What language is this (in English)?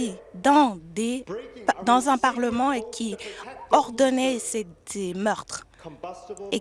French